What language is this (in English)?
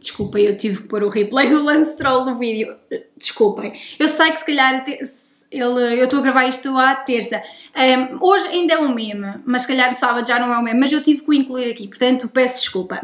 Portuguese